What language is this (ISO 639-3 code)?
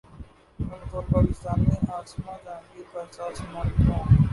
urd